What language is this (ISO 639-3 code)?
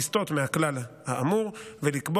heb